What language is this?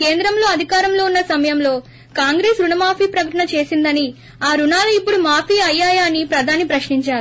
Telugu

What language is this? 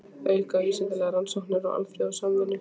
Icelandic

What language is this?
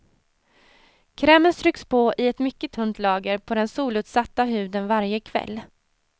Swedish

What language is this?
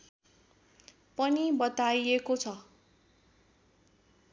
Nepali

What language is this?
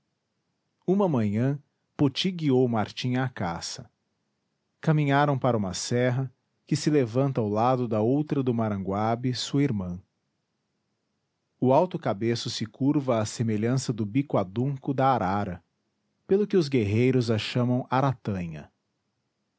Portuguese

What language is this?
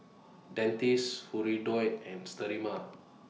English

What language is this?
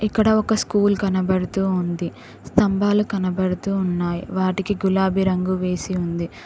Telugu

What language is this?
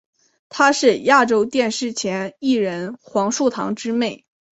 Chinese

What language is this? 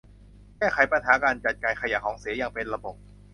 Thai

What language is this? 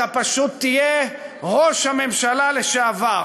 Hebrew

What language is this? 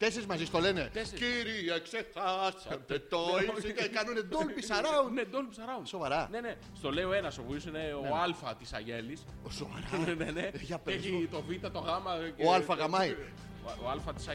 Greek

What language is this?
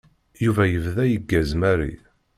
Kabyle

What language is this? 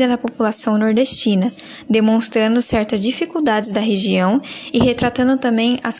Portuguese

